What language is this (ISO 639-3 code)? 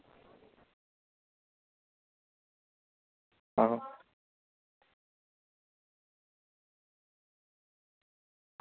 doi